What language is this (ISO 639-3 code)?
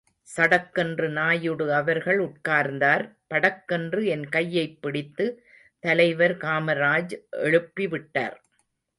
tam